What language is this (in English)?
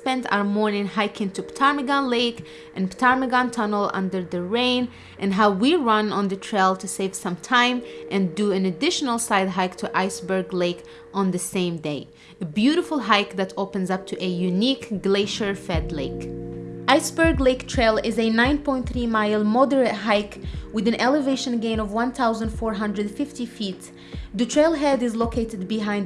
English